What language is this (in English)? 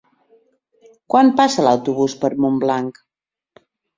Catalan